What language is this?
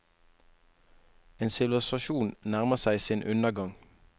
Norwegian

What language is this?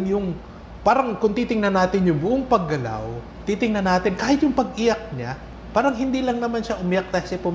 Filipino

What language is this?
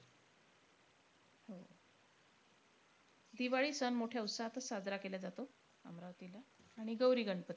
Marathi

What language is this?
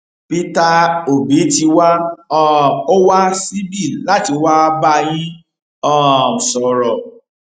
Yoruba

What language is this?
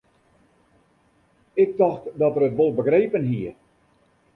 Western Frisian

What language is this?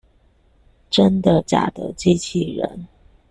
Chinese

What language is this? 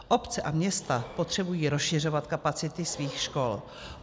Czech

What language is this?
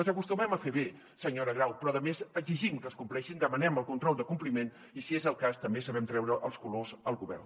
Catalan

